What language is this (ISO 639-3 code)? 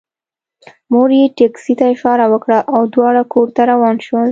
pus